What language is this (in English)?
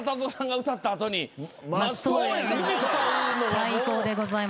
Japanese